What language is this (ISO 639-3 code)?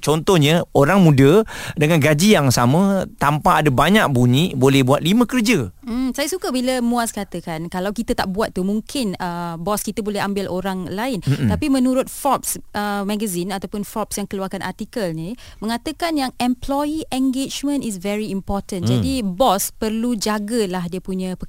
msa